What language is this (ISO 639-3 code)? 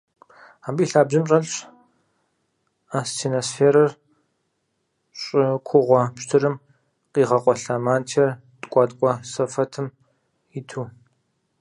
kbd